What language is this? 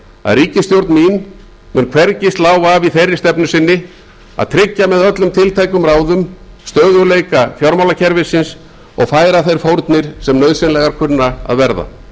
Icelandic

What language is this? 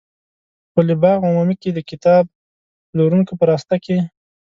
Pashto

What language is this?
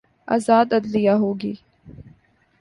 Urdu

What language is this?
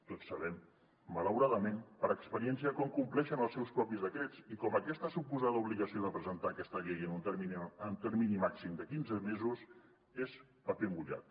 Catalan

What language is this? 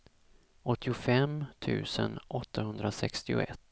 Swedish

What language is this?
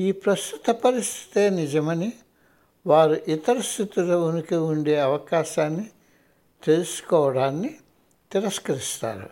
Telugu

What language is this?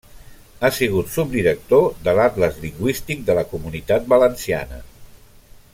Catalan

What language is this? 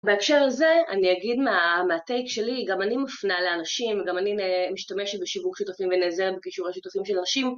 Hebrew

